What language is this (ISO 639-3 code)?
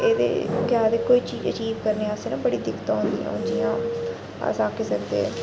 doi